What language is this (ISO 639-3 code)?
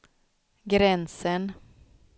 swe